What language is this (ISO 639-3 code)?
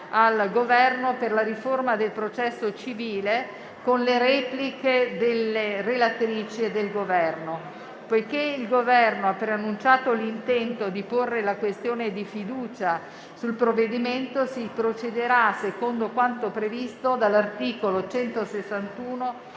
ita